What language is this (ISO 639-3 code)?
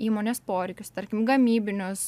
lit